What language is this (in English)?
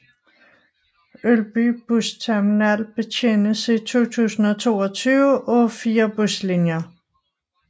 Danish